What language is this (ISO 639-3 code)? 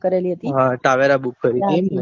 guj